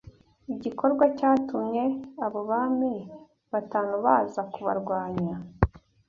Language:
Kinyarwanda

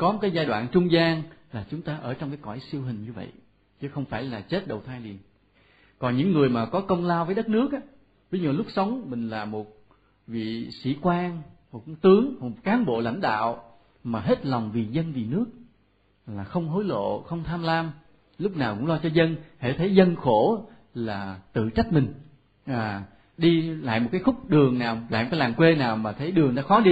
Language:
Vietnamese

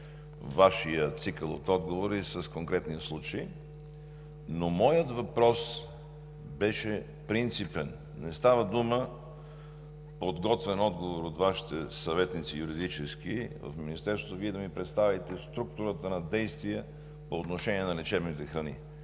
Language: Bulgarian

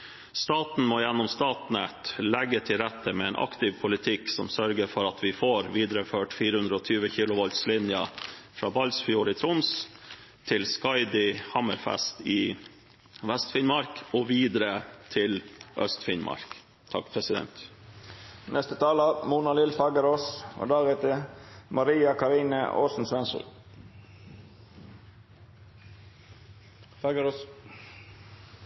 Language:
Norwegian Bokmål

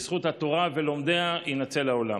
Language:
Hebrew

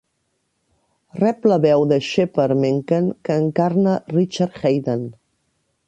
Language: Catalan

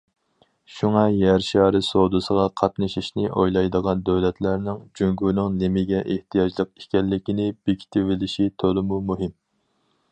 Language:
Uyghur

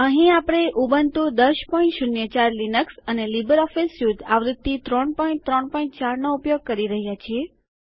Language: Gujarati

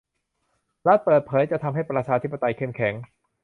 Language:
Thai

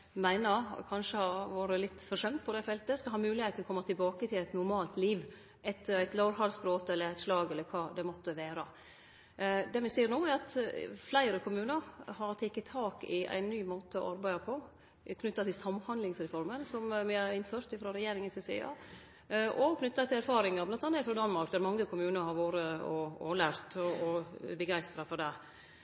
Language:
Norwegian Nynorsk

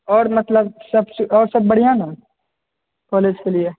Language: Maithili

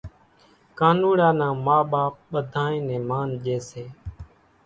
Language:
Kachi Koli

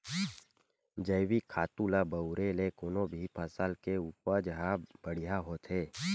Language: Chhattisgarhi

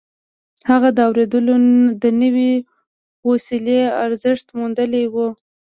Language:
Pashto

